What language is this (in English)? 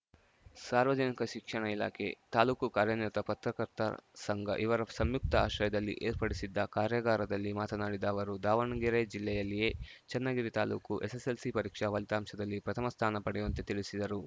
Kannada